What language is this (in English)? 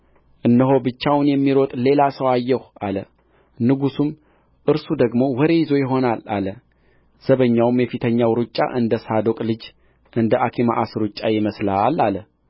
Amharic